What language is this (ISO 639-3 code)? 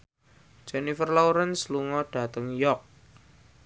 jav